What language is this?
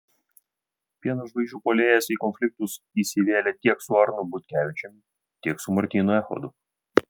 Lithuanian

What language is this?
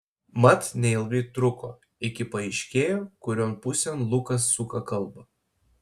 Lithuanian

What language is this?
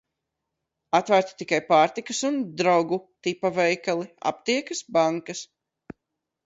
Latvian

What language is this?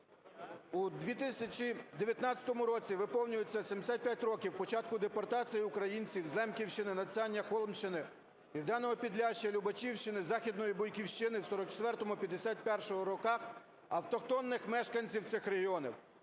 Ukrainian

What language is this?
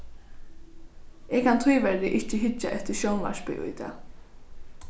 Faroese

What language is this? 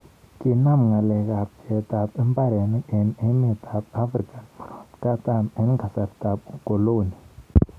Kalenjin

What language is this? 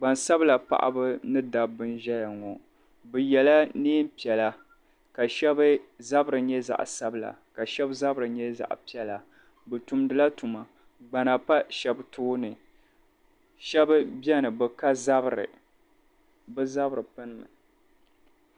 Dagbani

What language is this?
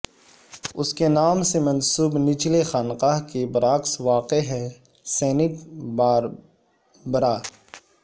Urdu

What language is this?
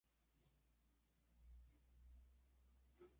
Esperanto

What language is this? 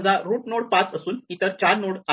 Marathi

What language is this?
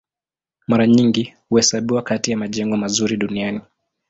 Swahili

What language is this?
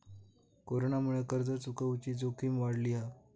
Marathi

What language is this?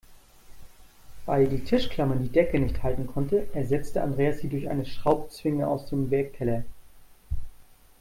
German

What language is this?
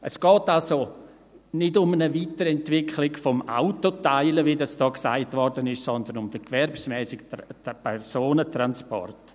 Swiss German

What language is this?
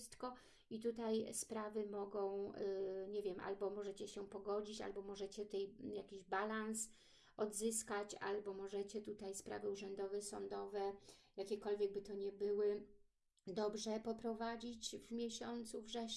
Polish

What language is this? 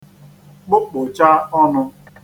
Igbo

